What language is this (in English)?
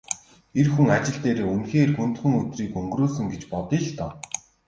Mongolian